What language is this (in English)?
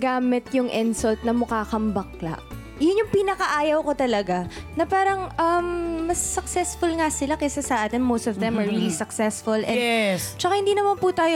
Filipino